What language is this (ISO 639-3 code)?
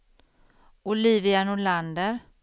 swe